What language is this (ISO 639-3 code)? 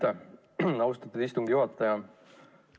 est